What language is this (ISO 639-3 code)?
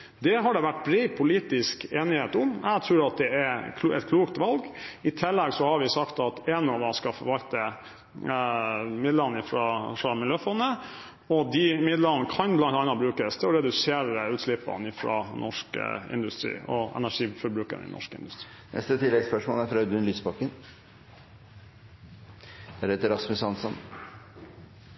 nor